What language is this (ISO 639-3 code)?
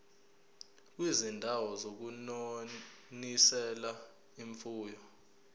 zul